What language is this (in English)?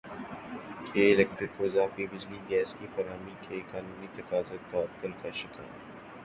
Urdu